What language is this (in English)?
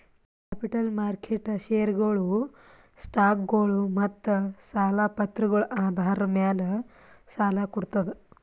Kannada